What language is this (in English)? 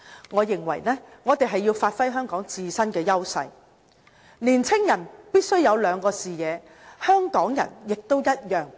Cantonese